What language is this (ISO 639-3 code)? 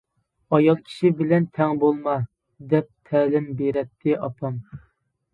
uig